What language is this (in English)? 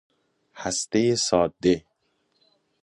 Persian